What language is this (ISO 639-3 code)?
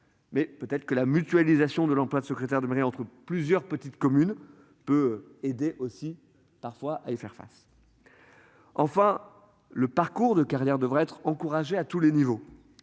fra